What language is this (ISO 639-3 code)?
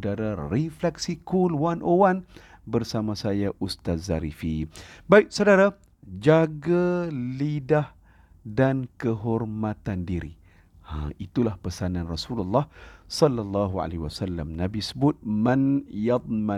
msa